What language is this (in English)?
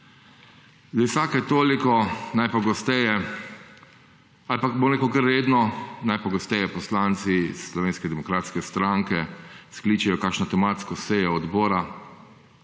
Slovenian